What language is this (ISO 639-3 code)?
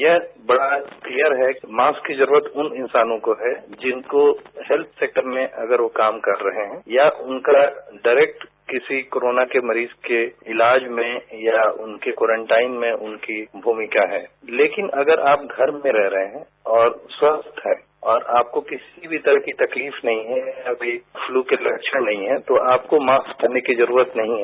hin